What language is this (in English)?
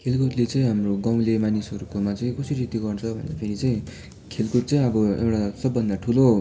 Nepali